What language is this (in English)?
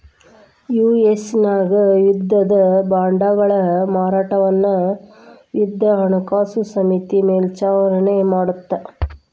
Kannada